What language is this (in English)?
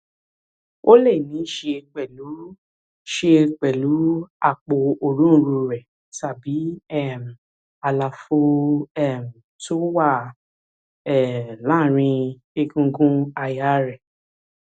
Yoruba